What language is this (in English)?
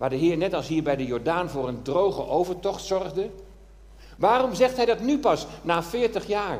Dutch